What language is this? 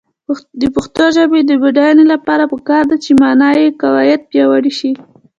Pashto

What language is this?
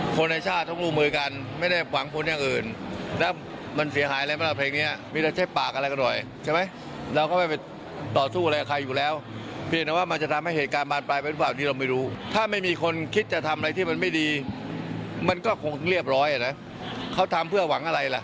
Thai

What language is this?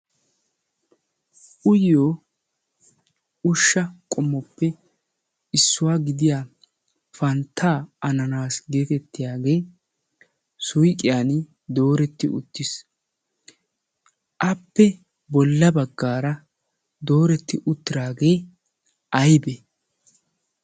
Wolaytta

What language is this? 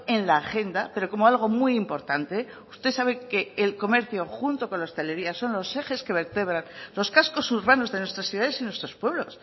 Spanish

